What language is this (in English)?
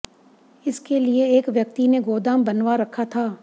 Hindi